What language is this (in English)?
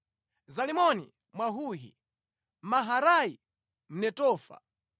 Nyanja